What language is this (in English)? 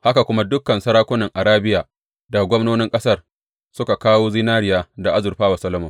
Hausa